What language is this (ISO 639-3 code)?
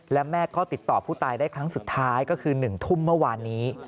tha